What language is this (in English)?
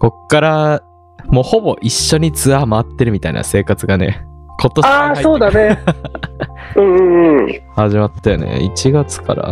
Japanese